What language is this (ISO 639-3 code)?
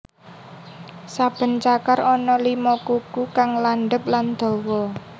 jav